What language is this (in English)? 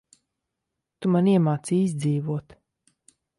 Latvian